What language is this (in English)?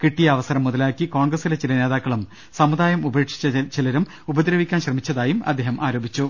Malayalam